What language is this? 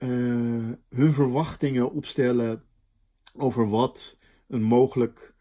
Dutch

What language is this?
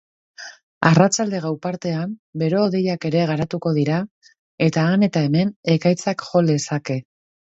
Basque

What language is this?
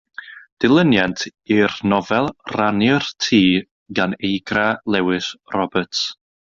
Welsh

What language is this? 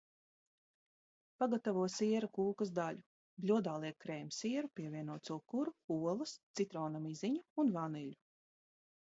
Latvian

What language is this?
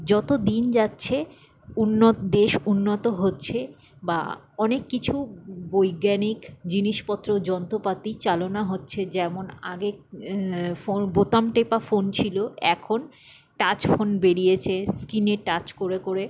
Bangla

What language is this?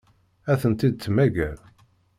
Kabyle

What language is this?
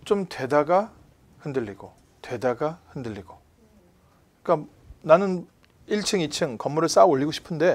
Korean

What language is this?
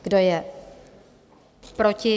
Czech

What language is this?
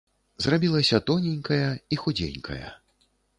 Belarusian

